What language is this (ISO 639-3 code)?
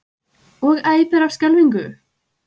isl